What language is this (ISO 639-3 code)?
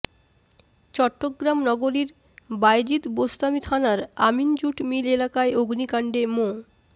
ben